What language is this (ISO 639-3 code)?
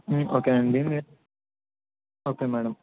tel